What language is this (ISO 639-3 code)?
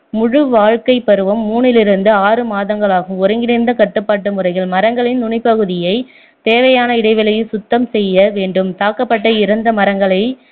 tam